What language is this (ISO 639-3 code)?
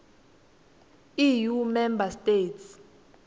ssw